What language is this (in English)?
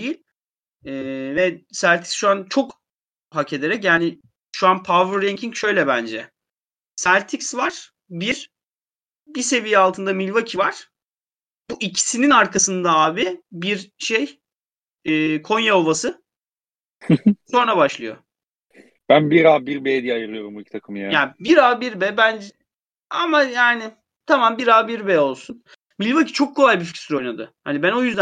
Turkish